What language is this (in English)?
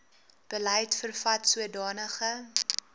Afrikaans